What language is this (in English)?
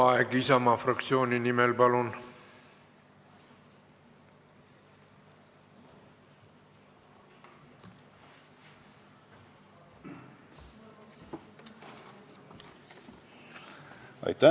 Estonian